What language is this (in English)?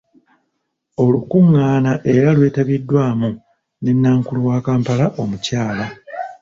Ganda